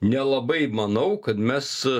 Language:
Lithuanian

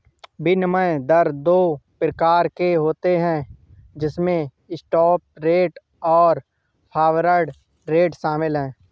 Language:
Hindi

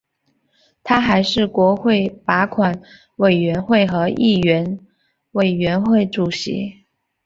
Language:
Chinese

